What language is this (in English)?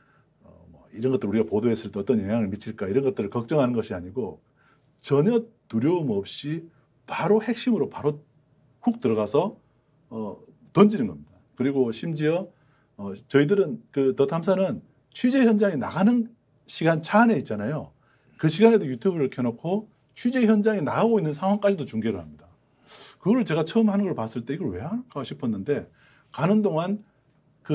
Korean